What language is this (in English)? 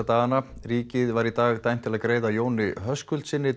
Icelandic